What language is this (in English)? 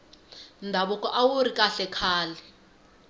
Tsonga